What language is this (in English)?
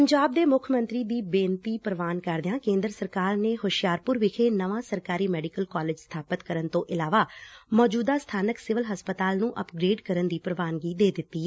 Punjabi